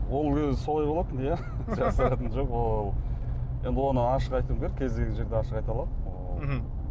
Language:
Kazakh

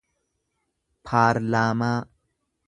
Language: Oromo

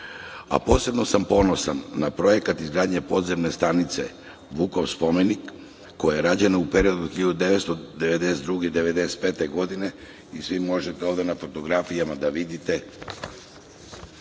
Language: Serbian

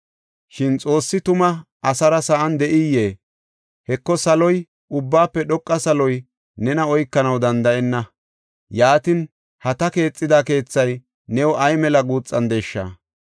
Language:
Gofa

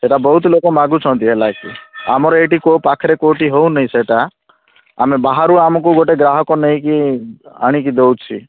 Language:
Odia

